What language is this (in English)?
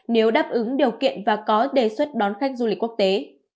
Vietnamese